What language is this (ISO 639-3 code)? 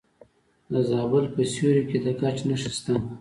pus